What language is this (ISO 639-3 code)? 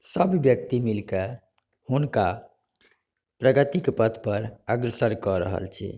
mai